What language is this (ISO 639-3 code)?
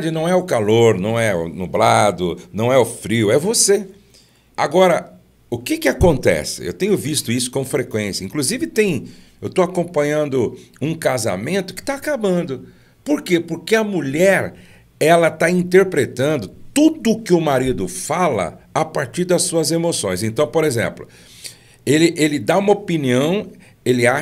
por